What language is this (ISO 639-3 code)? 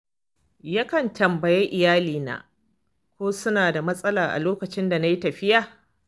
hau